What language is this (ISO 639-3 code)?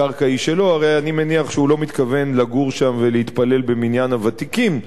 heb